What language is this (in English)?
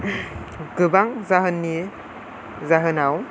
Bodo